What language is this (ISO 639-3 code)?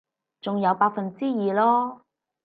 yue